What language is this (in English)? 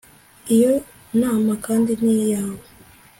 Kinyarwanda